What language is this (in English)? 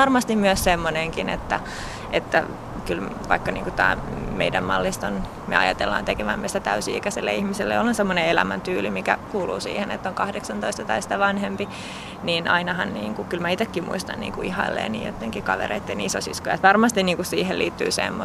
Finnish